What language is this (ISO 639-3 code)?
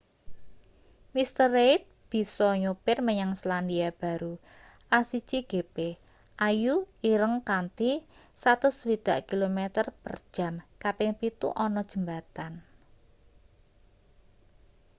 jav